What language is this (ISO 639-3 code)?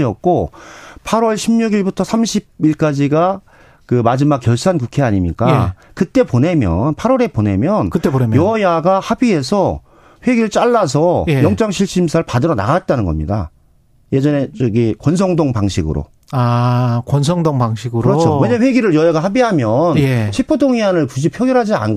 kor